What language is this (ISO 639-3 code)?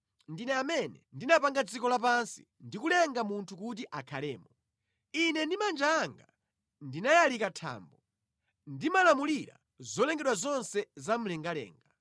nya